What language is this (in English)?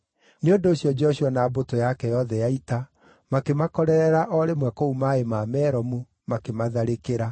Kikuyu